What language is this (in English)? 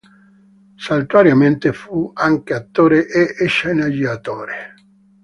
Italian